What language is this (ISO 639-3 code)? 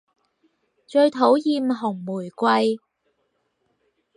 yue